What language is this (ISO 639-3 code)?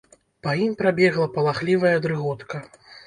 bel